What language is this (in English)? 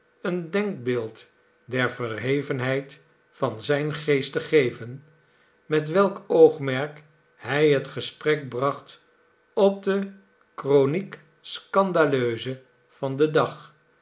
Dutch